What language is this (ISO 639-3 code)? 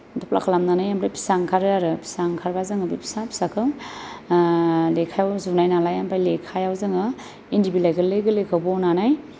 brx